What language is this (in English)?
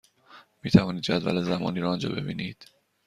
Persian